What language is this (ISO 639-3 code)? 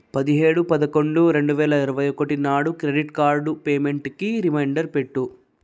tel